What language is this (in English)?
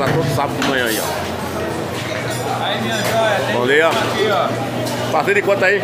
Portuguese